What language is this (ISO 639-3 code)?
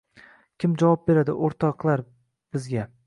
uzb